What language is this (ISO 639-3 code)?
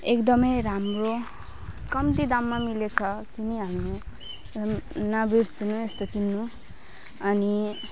nep